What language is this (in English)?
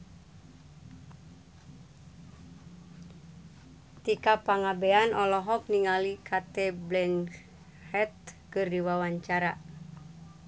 Sundanese